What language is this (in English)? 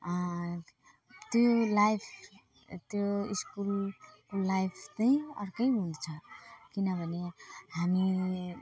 Nepali